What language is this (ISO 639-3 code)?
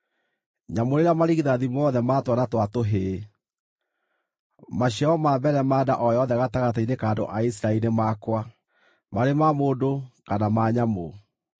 kik